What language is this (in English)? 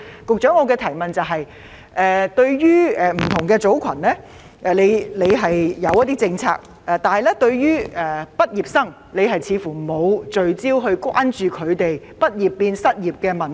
Cantonese